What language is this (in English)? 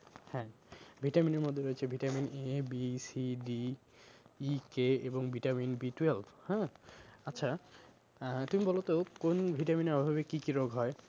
Bangla